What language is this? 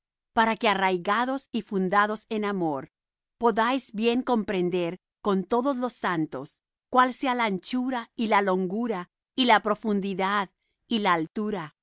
Spanish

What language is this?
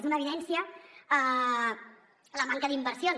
Catalan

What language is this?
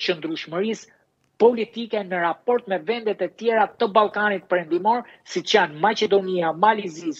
Romanian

